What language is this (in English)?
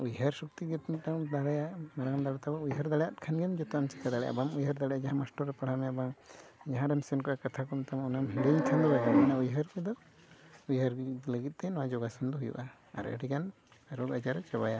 Santali